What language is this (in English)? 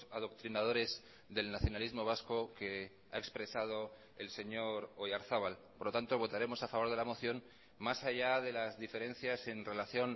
Spanish